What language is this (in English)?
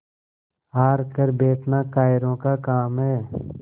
Hindi